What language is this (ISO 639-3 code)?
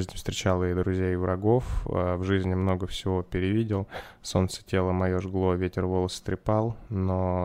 rus